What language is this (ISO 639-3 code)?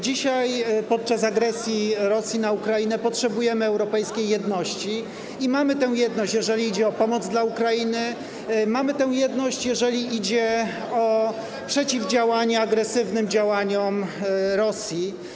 pol